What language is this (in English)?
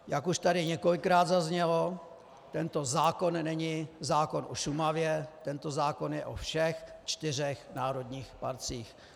Czech